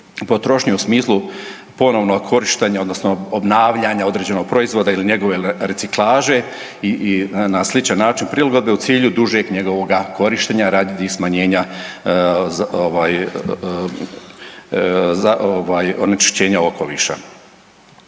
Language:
Croatian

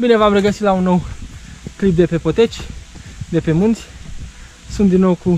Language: Romanian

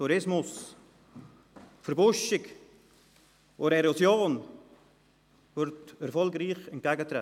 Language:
Swiss German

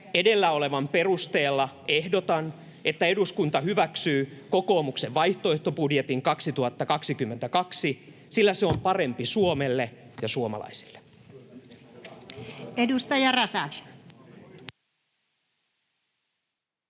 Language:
Finnish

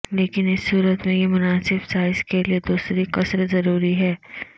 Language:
Urdu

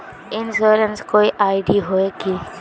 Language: Magahi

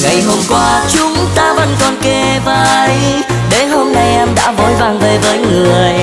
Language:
Vietnamese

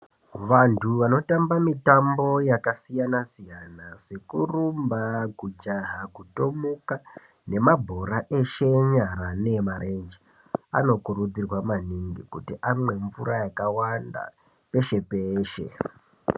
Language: Ndau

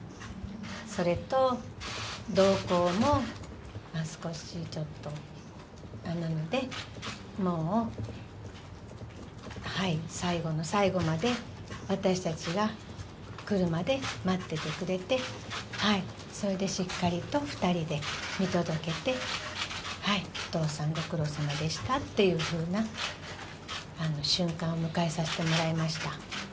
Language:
Japanese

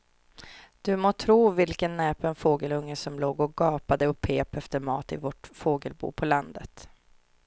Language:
Swedish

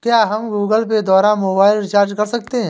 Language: Hindi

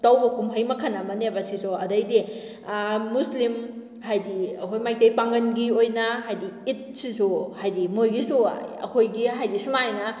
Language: Manipuri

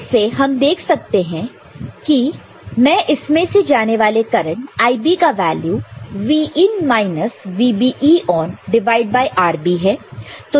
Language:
Hindi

